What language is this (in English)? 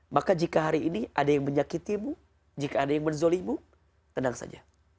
Indonesian